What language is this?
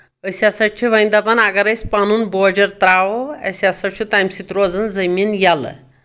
Kashmiri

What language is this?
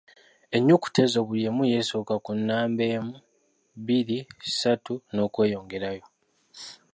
Ganda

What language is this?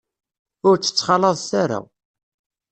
Kabyle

